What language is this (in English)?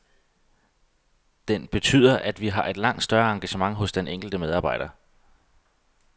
Danish